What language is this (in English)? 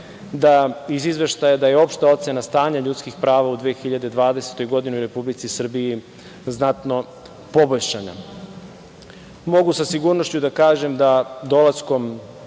Serbian